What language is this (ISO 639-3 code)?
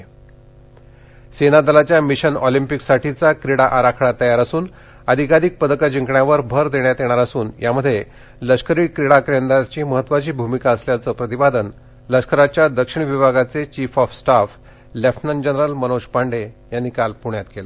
mar